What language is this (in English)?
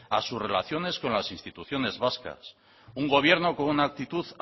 Spanish